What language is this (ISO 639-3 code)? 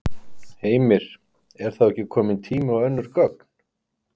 isl